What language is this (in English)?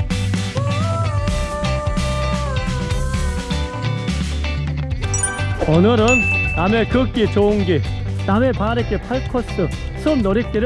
Korean